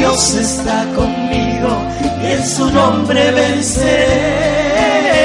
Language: Spanish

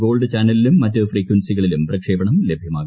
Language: Malayalam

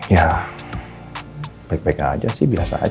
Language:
Indonesian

